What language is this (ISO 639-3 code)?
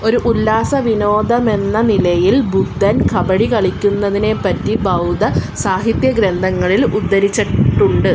mal